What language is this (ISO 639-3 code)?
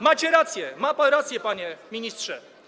pol